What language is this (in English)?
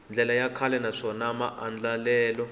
Tsonga